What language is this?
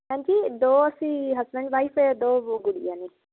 Punjabi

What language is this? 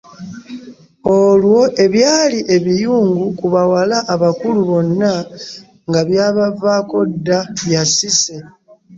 Ganda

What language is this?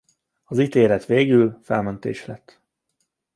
Hungarian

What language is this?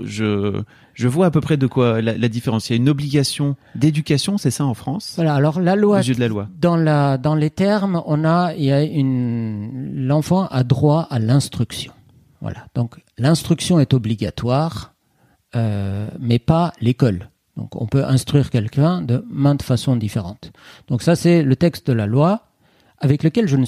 French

